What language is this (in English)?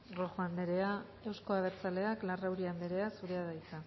Basque